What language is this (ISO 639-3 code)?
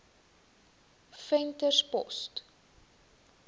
afr